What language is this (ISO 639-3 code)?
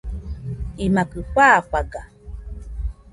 hux